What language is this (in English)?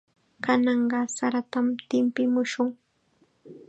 Chiquián Ancash Quechua